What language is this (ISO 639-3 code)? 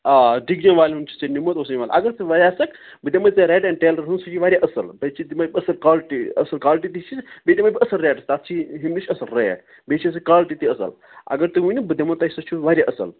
kas